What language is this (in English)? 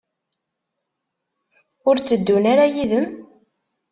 Kabyle